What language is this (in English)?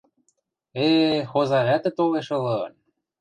Western Mari